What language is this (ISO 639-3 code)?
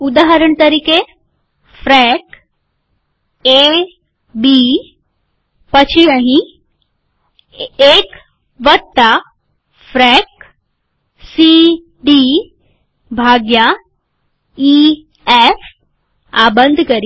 guj